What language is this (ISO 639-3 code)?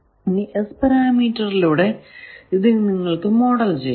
mal